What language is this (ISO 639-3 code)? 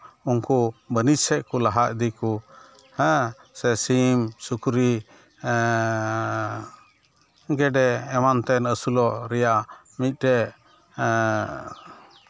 sat